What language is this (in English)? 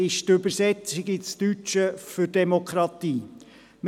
Swiss German